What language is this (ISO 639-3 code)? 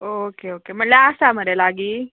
kok